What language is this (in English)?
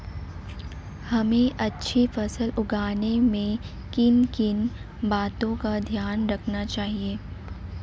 Hindi